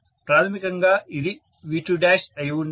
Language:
Telugu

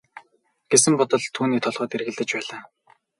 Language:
Mongolian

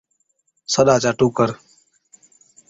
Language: Od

